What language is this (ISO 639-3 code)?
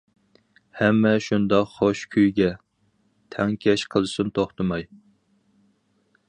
uig